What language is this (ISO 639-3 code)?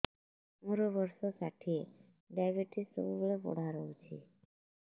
ori